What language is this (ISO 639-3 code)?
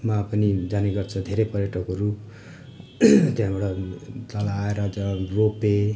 nep